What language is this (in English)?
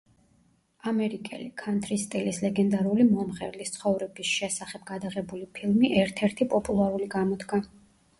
Georgian